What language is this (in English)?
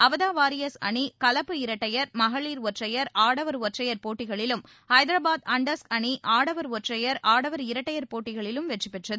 Tamil